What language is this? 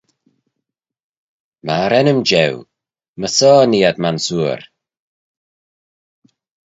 Manx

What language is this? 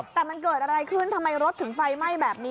Thai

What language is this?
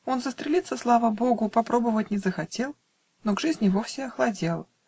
Russian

